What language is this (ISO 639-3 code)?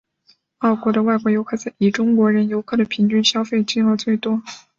zho